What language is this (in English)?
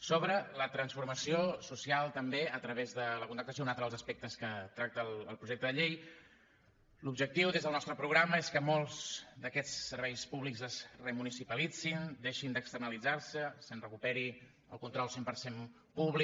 Catalan